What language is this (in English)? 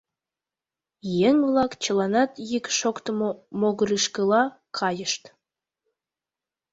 Mari